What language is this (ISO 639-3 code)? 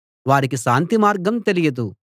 tel